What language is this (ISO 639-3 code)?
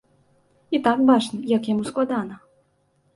bel